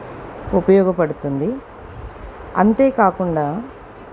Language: Telugu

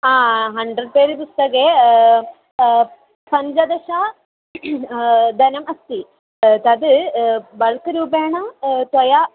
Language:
Sanskrit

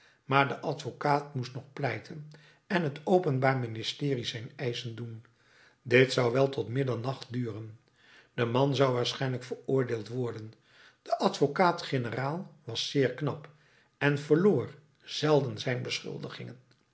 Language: Dutch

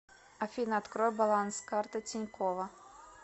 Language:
Russian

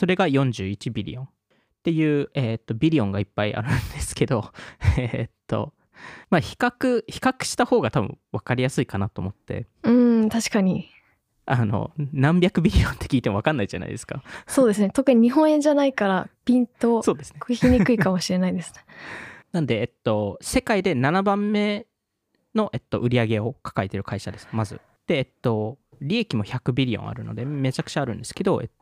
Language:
Japanese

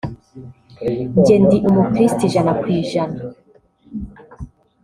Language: Kinyarwanda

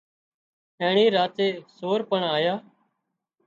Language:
Wadiyara Koli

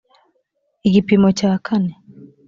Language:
Kinyarwanda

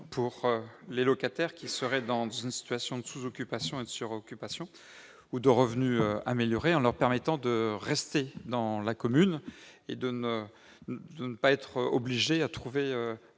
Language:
French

